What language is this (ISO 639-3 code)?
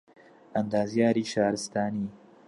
ckb